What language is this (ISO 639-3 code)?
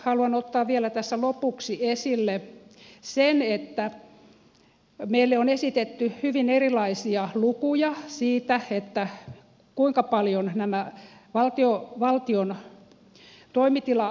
fin